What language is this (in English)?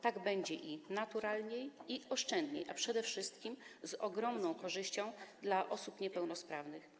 Polish